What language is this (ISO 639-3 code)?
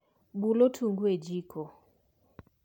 luo